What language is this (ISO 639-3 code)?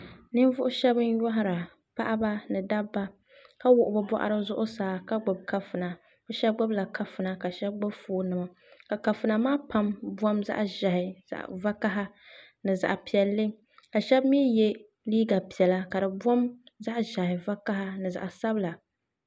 dag